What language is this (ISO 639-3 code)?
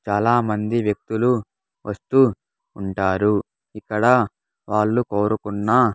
tel